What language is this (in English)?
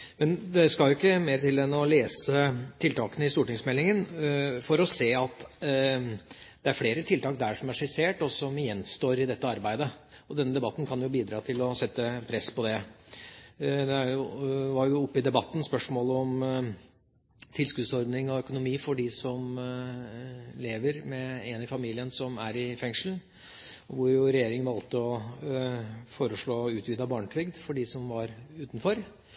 Norwegian Bokmål